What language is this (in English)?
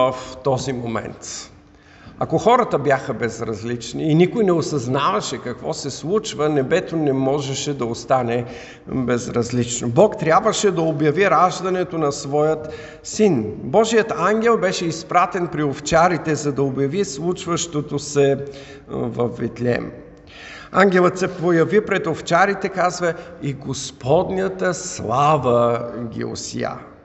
Bulgarian